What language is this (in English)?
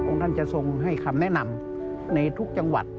Thai